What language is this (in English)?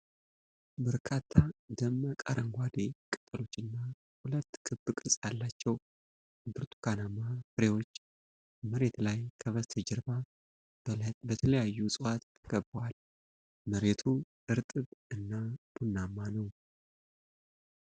Amharic